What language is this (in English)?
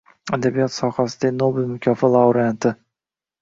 Uzbek